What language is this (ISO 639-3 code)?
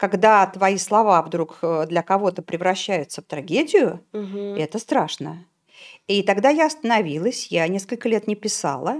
rus